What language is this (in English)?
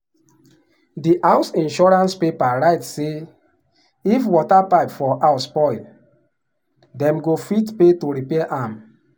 Nigerian Pidgin